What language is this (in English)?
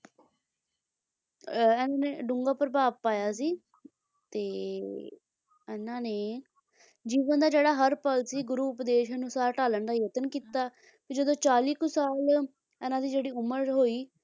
Punjabi